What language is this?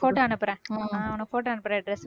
Tamil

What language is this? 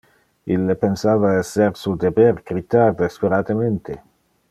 Interlingua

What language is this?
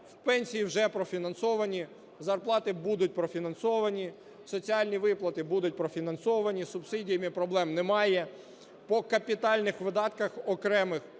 Ukrainian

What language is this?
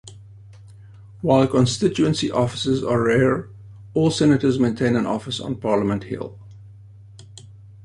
English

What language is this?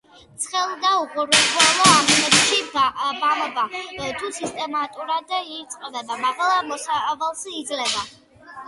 Georgian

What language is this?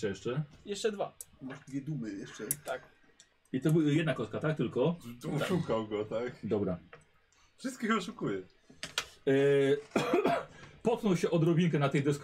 Polish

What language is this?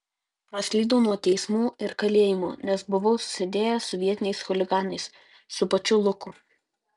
Lithuanian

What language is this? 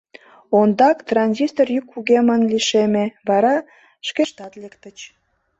Mari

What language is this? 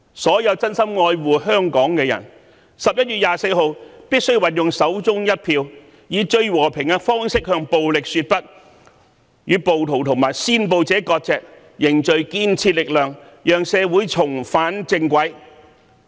Cantonese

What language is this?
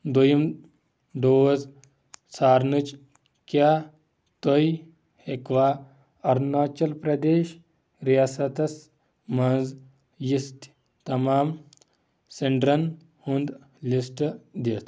Kashmiri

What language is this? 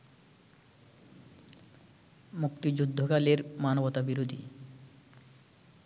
Bangla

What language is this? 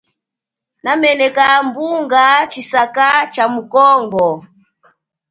Chokwe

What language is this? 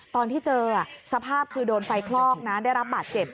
Thai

